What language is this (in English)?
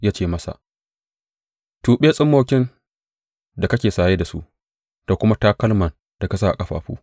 Hausa